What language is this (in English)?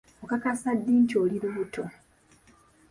Ganda